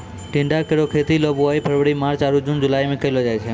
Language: Maithili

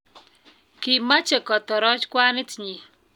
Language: Kalenjin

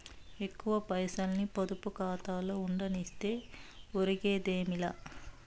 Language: Telugu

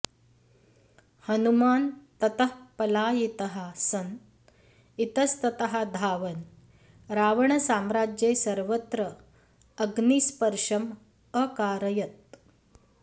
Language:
Sanskrit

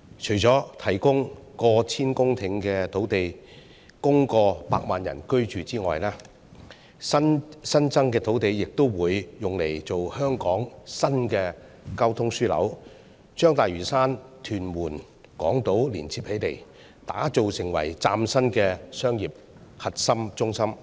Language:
Cantonese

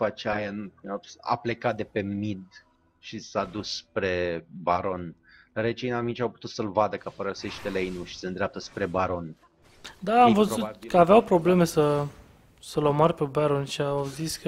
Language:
Romanian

